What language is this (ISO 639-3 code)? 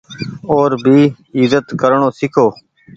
gig